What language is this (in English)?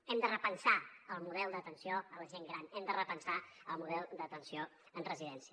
Catalan